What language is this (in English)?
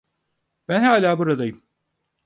Turkish